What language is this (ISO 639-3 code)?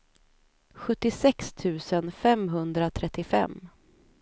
swe